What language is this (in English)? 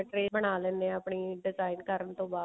Punjabi